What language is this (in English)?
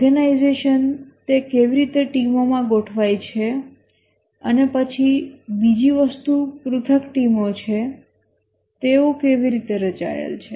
Gujarati